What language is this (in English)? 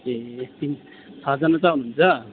Nepali